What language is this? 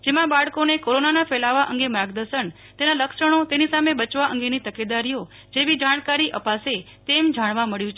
Gujarati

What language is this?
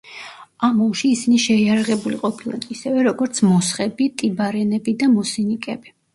Georgian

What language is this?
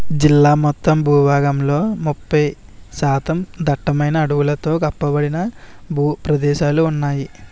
Telugu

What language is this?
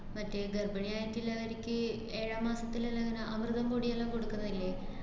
Malayalam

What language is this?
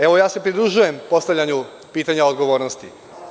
Serbian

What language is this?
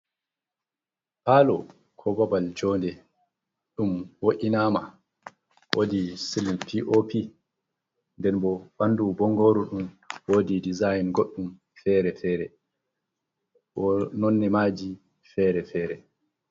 Fula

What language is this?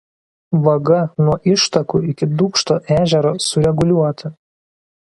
Lithuanian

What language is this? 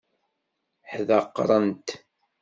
Kabyle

